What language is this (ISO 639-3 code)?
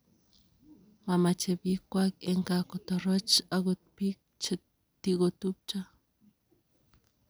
kln